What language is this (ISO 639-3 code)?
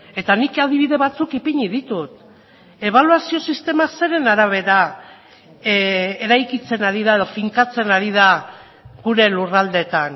eus